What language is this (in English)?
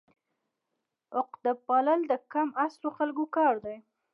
Pashto